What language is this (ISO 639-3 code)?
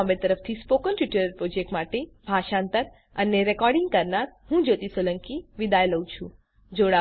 guj